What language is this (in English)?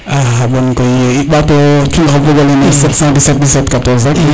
Serer